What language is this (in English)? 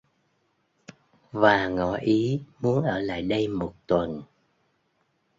Vietnamese